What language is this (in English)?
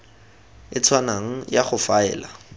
Tswana